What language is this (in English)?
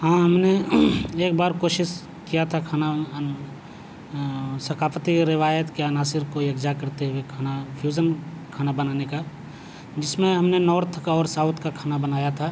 Urdu